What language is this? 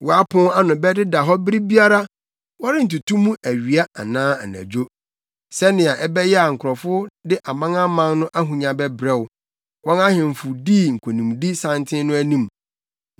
Akan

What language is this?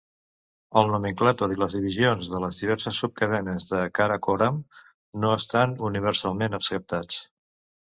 Catalan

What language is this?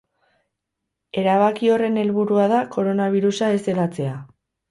Basque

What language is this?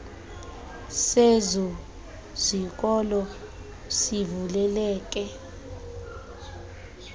Xhosa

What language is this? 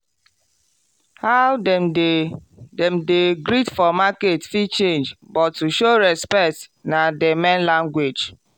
Nigerian Pidgin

